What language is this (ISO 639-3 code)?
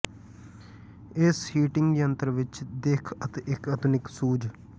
pan